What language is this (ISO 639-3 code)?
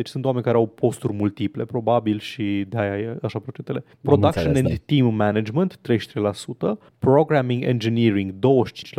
ron